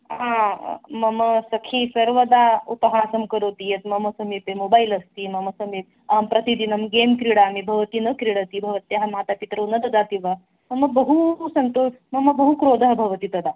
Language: Sanskrit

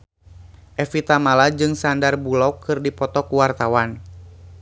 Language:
Sundanese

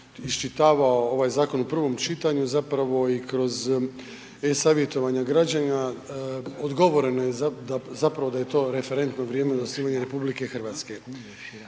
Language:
Croatian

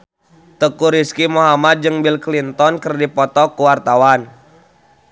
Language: Sundanese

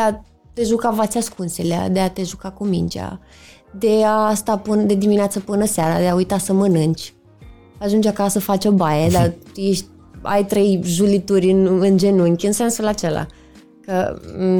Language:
Romanian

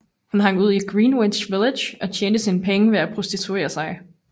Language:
Danish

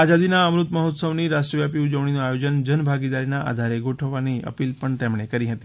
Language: Gujarati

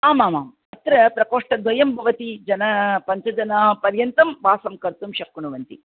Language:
Sanskrit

